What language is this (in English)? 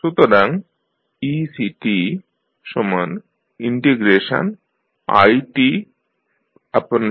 Bangla